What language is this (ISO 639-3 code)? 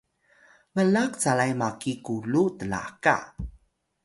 tay